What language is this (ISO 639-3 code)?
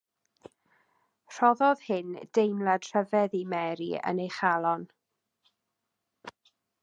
cym